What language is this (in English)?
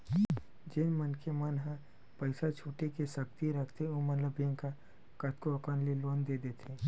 Chhattisgarhi